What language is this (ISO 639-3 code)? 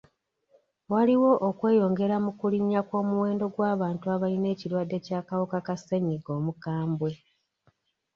lug